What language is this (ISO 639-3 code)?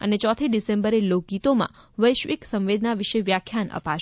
guj